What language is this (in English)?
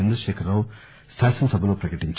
Telugu